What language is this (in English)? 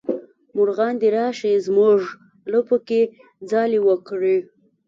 Pashto